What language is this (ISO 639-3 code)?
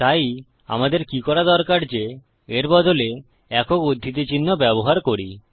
ben